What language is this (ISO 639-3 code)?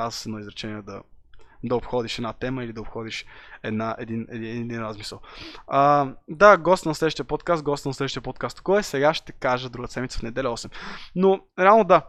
bul